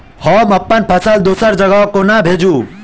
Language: Maithili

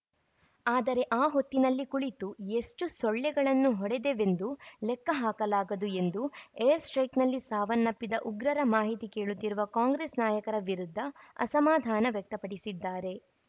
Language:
Kannada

